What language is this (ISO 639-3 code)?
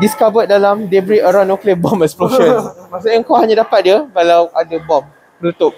msa